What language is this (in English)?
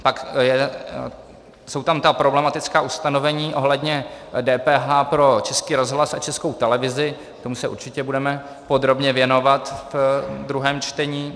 Czech